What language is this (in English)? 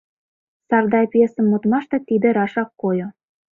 Mari